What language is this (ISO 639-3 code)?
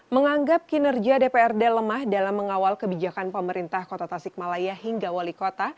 ind